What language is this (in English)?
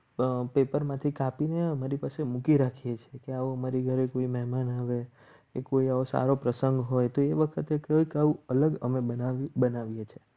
Gujarati